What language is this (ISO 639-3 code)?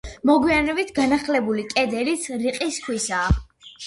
kat